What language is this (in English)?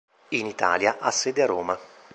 Italian